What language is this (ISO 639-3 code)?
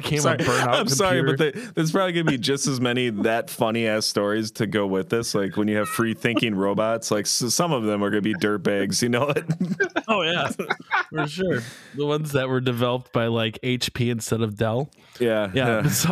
eng